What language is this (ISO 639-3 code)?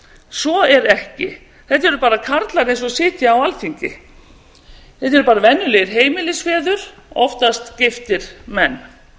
isl